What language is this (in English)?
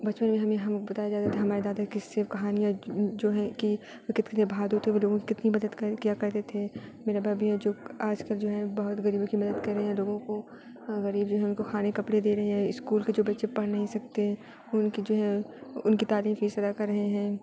Urdu